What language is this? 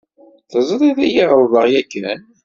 Kabyle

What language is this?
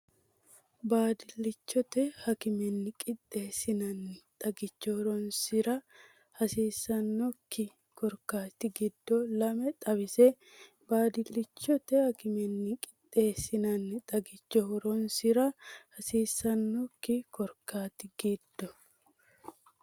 Sidamo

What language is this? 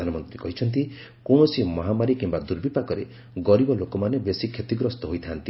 Odia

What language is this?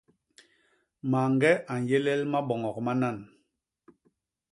Basaa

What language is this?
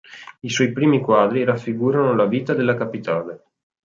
Italian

